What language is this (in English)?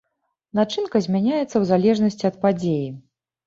Belarusian